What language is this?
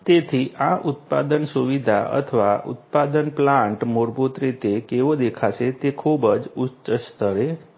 Gujarati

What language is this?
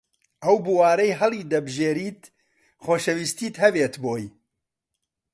Central Kurdish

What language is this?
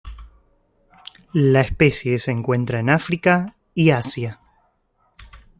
Spanish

